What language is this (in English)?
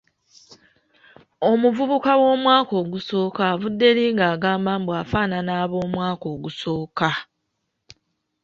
Ganda